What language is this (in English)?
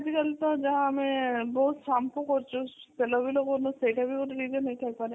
Odia